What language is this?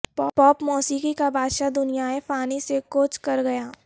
Urdu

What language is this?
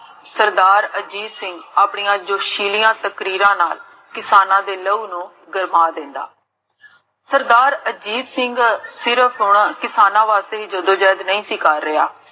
Punjabi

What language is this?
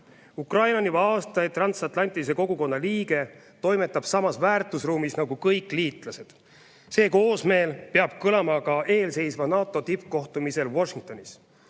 Estonian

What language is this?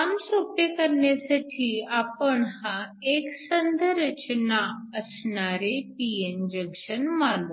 Marathi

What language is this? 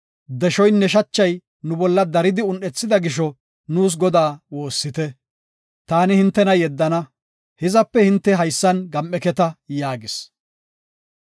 Gofa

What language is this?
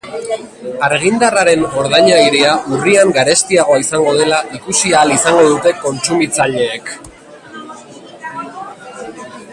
Basque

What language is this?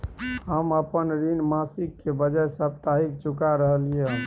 Maithili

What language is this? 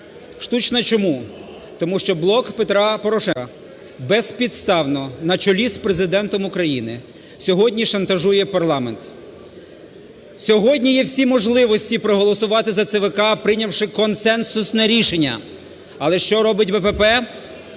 Ukrainian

